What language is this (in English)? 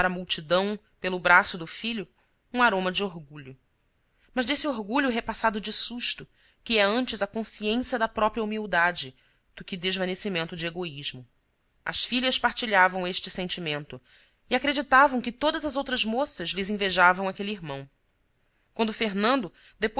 Portuguese